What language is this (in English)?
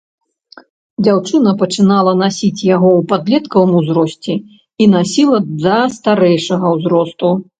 Belarusian